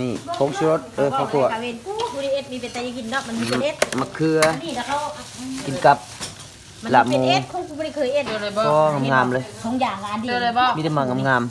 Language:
Thai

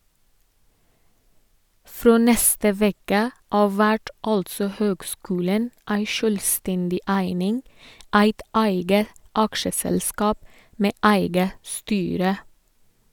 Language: Norwegian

